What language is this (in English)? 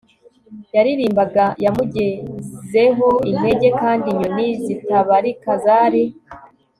Kinyarwanda